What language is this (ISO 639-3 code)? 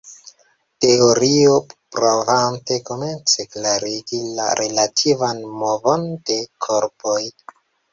epo